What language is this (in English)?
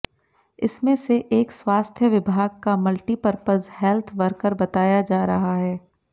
Hindi